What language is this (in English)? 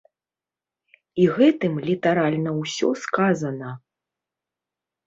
Belarusian